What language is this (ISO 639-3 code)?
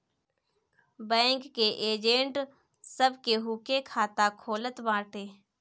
bho